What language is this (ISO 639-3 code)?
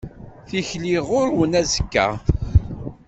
kab